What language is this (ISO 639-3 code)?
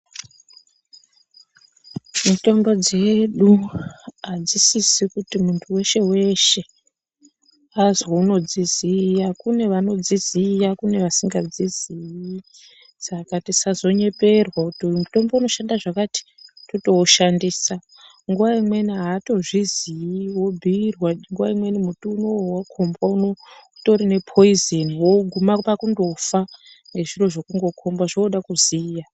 ndc